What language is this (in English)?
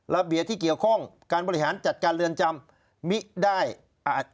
Thai